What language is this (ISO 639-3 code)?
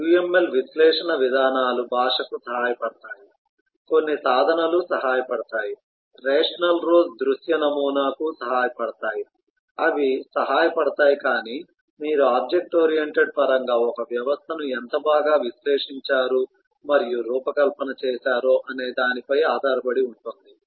tel